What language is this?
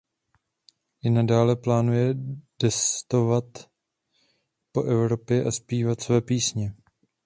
Czech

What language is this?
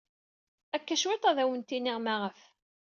Kabyle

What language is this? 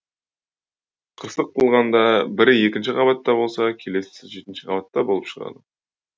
Kazakh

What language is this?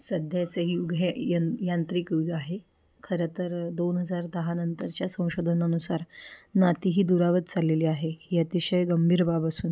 Marathi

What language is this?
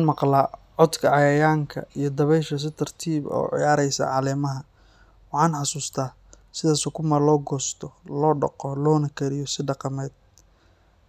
Somali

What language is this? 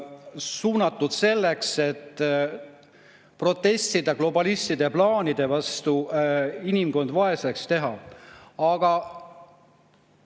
Estonian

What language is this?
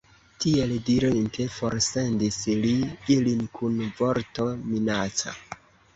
Esperanto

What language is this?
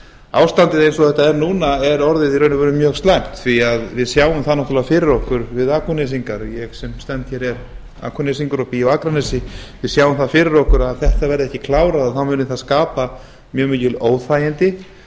Icelandic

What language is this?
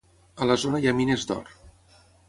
Catalan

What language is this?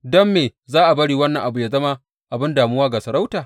Hausa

